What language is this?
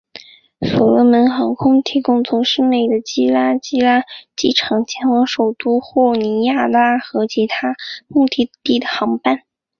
Chinese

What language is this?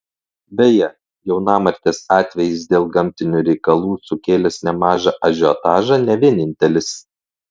Lithuanian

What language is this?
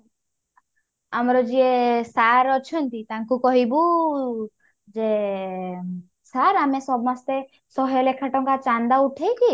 Odia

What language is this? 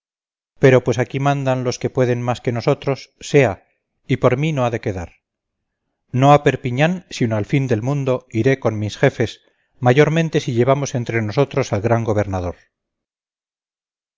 Spanish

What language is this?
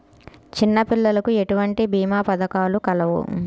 Telugu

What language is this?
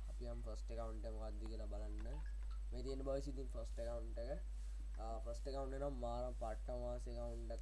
Sinhala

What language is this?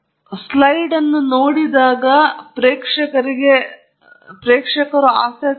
Kannada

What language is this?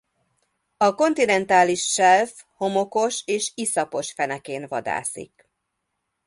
Hungarian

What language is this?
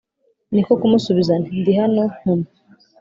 Kinyarwanda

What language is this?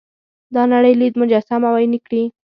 Pashto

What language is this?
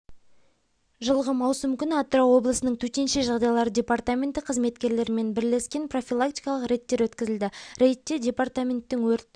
Kazakh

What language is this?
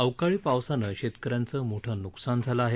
Marathi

